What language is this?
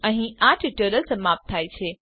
Gujarati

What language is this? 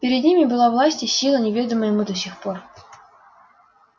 Russian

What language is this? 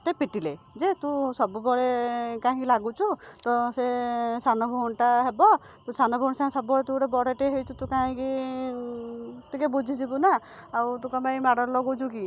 Odia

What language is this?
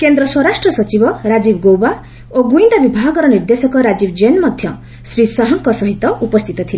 Odia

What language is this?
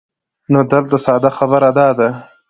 Pashto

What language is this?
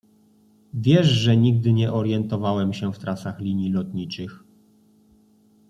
Polish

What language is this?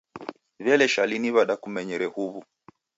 Taita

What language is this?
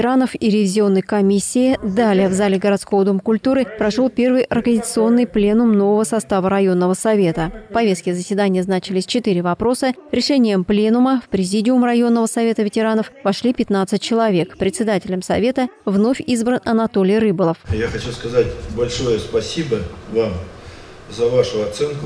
Russian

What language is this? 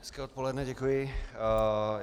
Czech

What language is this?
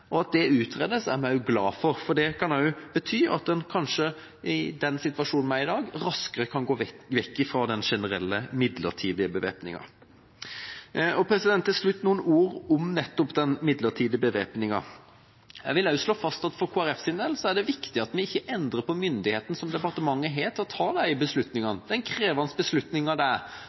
Norwegian Bokmål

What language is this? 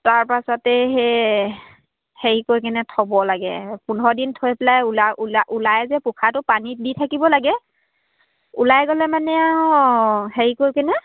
Assamese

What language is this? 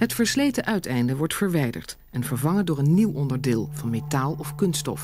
Dutch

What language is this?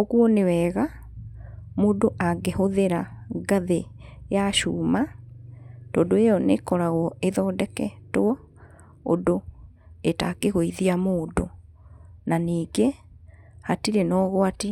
Kikuyu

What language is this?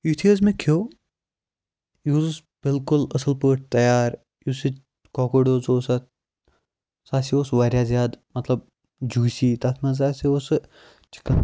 Kashmiri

